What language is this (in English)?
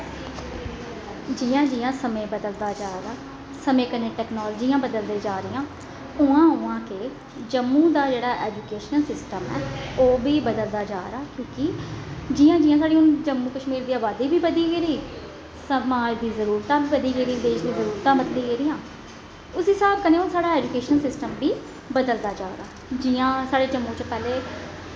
Dogri